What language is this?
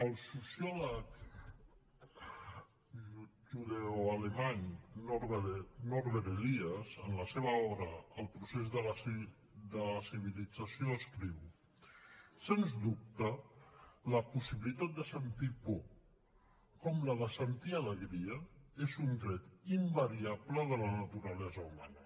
Catalan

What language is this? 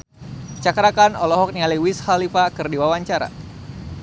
Sundanese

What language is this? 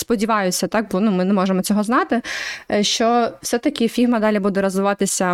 Ukrainian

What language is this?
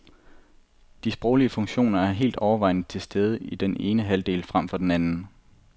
Danish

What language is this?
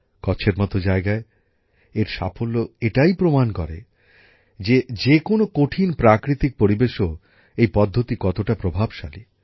Bangla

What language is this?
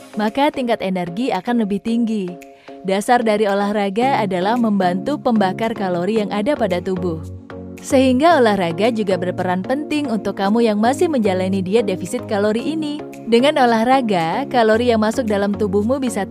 Indonesian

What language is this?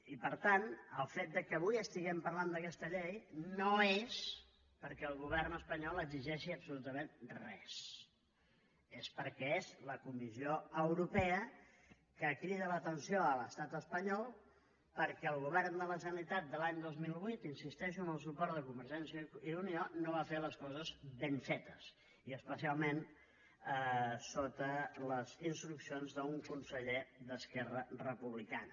Catalan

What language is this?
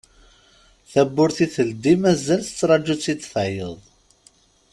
Kabyle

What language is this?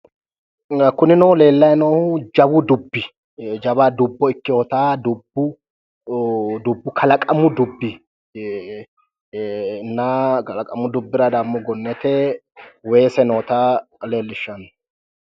Sidamo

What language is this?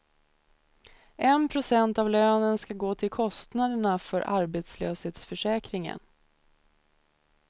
Swedish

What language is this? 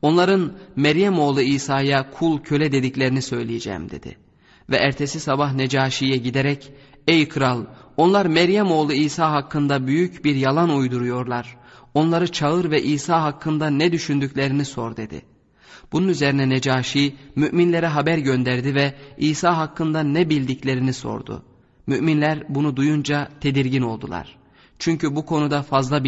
Turkish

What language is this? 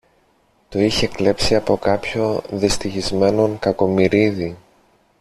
Greek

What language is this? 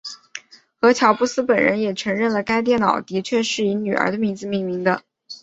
Chinese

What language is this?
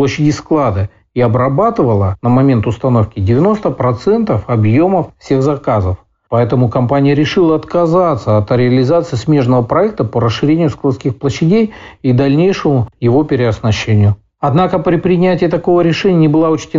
Russian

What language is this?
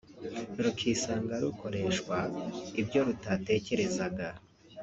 Kinyarwanda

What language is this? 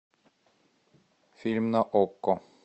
Russian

